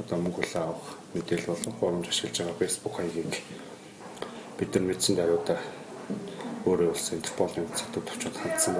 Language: Arabic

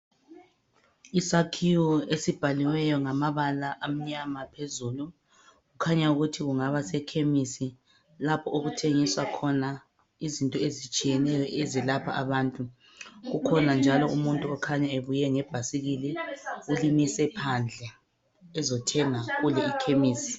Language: North Ndebele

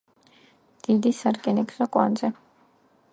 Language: Georgian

